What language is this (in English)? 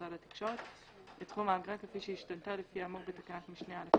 Hebrew